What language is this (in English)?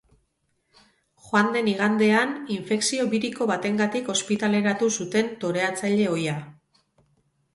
Basque